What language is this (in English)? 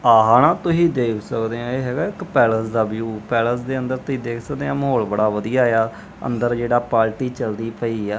Punjabi